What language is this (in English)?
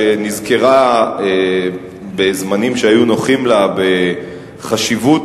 Hebrew